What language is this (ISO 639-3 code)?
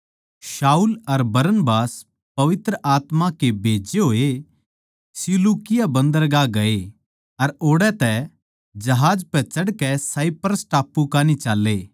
bgc